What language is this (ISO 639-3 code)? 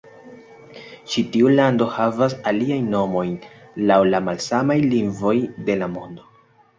epo